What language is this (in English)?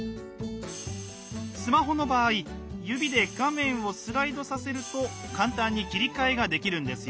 Japanese